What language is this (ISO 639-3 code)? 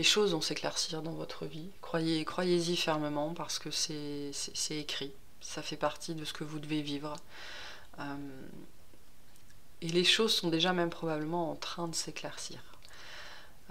fra